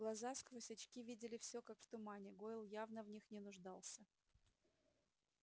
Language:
Russian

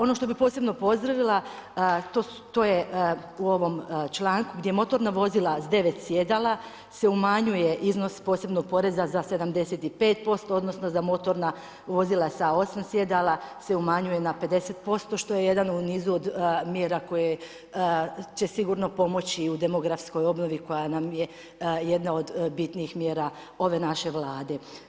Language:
Croatian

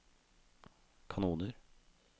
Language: Norwegian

